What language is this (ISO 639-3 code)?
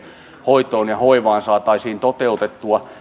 fin